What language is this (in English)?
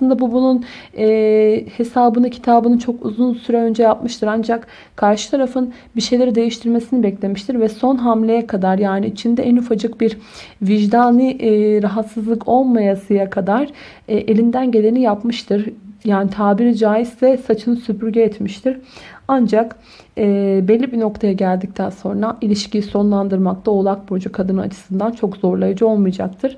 Turkish